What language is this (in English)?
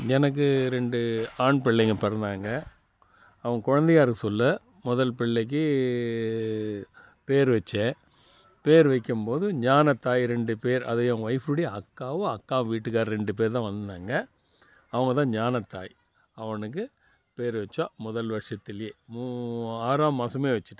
Tamil